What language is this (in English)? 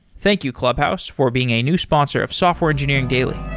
English